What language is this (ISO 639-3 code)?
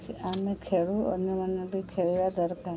ori